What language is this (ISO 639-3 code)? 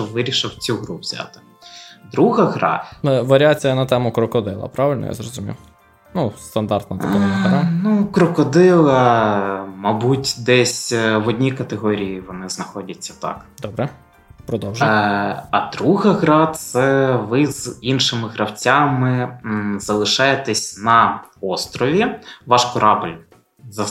ukr